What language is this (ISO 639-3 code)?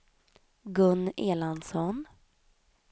swe